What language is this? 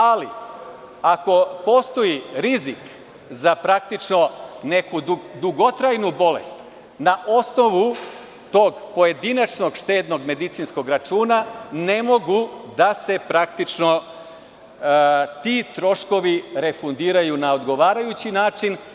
Serbian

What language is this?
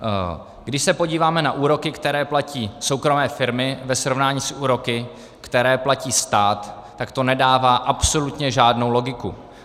Czech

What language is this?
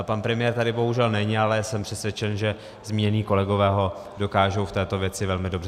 Czech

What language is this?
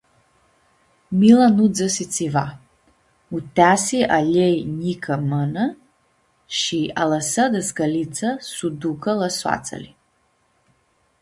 Aromanian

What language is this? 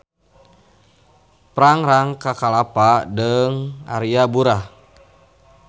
Sundanese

